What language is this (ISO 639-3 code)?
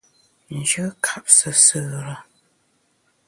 bax